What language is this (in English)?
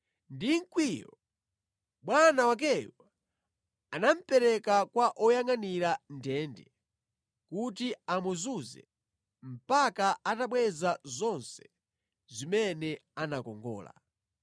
Nyanja